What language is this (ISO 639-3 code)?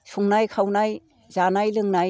brx